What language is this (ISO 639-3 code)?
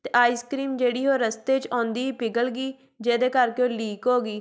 pan